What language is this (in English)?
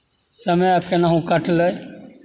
Maithili